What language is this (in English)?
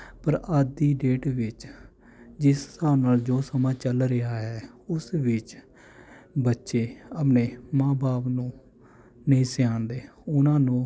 Punjabi